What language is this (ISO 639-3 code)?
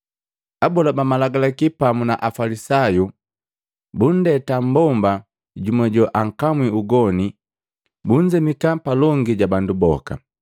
mgv